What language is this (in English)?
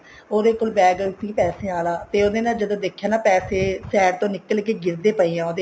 Punjabi